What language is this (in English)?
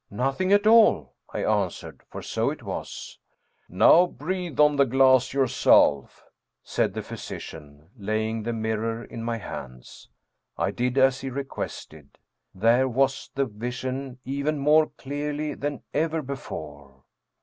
English